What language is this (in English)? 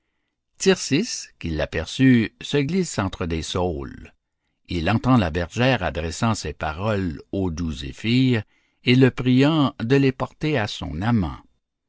French